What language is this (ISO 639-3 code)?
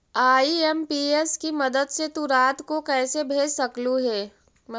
mag